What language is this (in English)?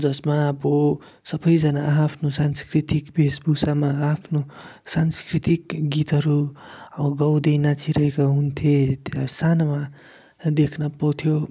Nepali